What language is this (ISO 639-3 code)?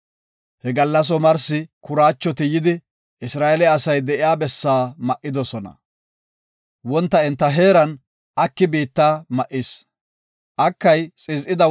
gof